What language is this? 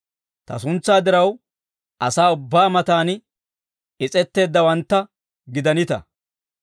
Dawro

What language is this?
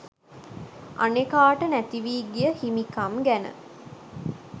Sinhala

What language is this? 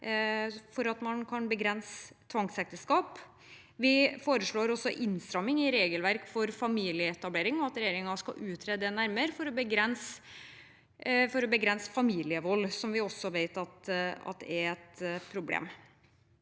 Norwegian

